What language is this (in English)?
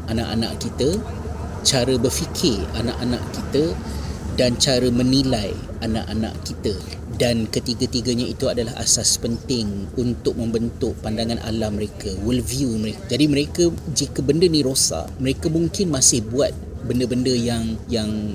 Malay